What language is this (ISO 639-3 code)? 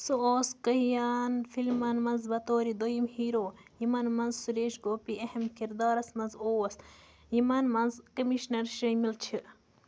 kas